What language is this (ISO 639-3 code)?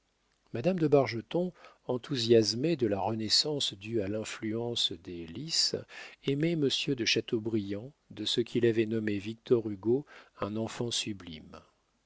fra